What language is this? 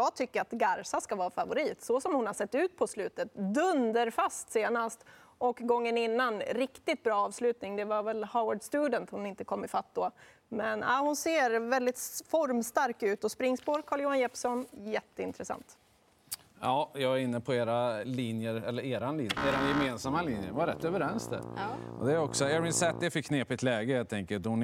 Swedish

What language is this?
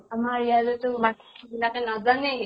Assamese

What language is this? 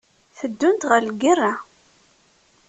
Kabyle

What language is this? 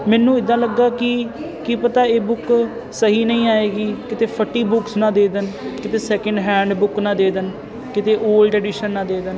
Punjabi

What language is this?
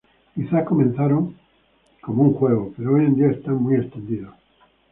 Spanish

